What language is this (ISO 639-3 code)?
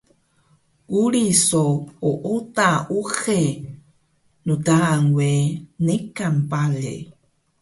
trv